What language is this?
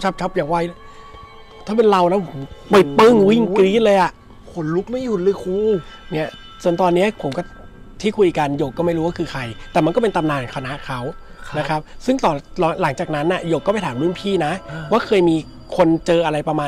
Thai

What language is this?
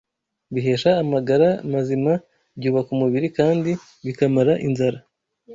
Kinyarwanda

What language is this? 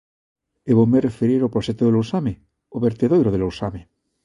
Galician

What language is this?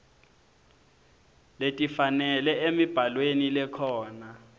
Swati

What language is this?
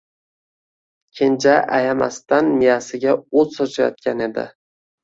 Uzbek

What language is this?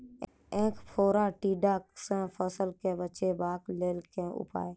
Maithili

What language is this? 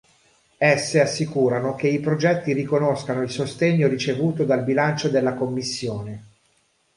Italian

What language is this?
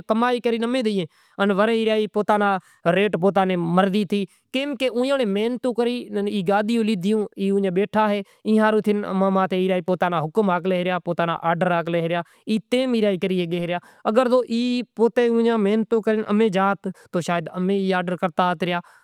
Kachi Koli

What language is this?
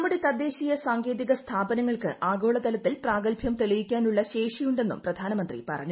Malayalam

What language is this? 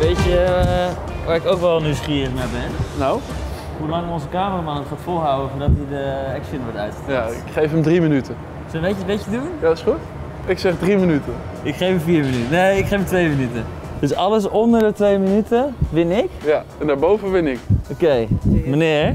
Dutch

